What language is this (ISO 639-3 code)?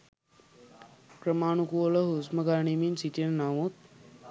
sin